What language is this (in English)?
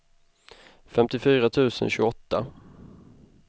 Swedish